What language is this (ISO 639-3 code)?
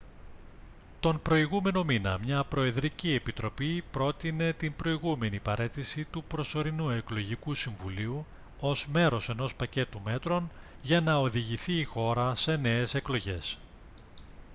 ell